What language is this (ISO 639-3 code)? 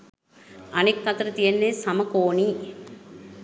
sin